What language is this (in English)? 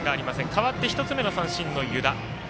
Japanese